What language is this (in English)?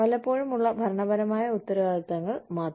Malayalam